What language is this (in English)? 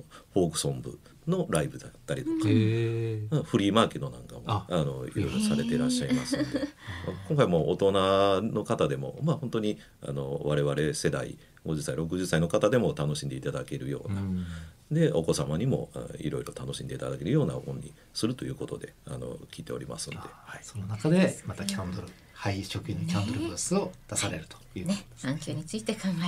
Japanese